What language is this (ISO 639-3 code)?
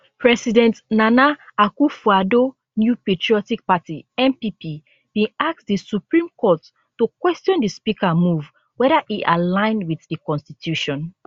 pcm